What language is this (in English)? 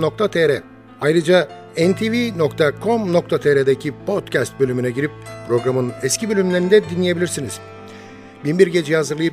Turkish